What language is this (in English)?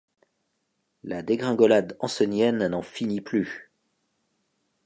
French